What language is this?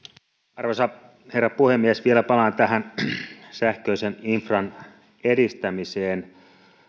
Finnish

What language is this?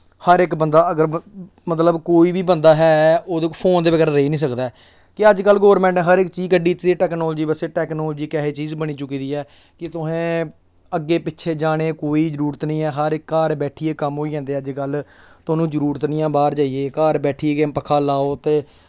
Dogri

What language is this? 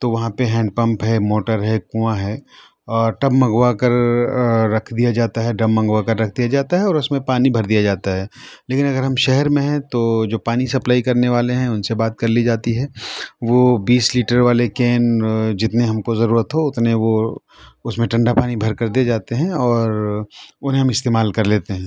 Urdu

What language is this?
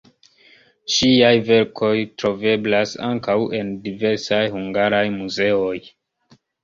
Esperanto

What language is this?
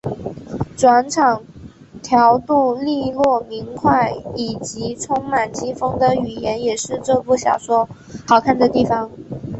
Chinese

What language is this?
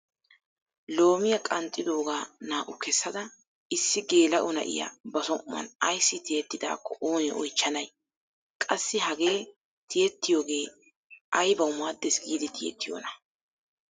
Wolaytta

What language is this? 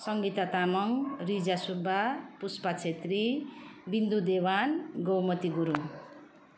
Nepali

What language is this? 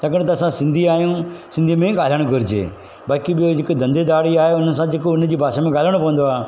Sindhi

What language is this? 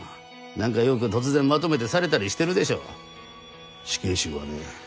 Japanese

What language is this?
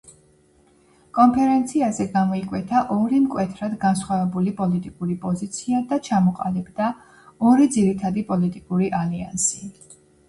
Georgian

